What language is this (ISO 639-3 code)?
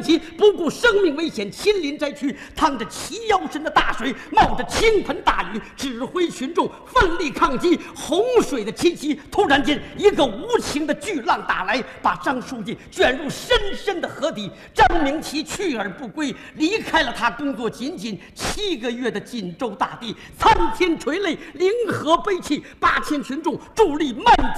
zho